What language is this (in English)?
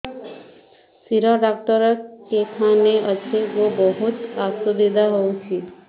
Odia